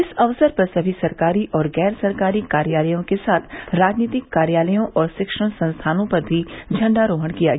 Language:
Hindi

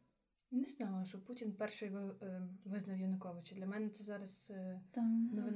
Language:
Ukrainian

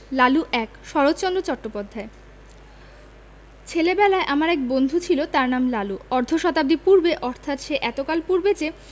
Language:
Bangla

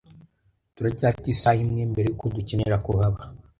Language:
Kinyarwanda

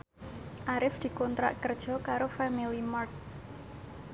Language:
Javanese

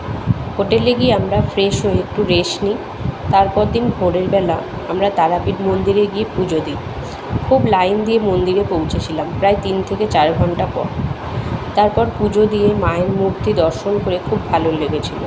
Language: Bangla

